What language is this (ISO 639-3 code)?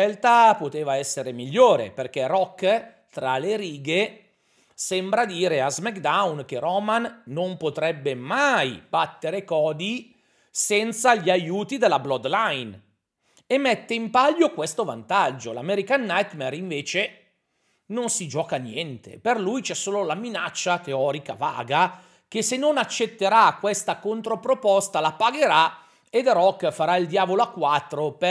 ita